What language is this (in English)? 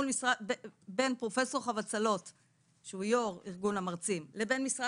Hebrew